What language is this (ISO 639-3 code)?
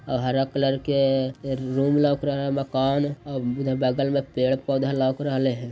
mag